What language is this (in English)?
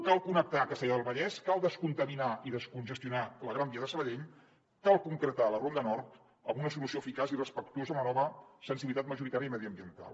Catalan